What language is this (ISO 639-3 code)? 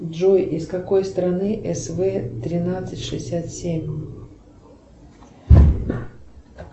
rus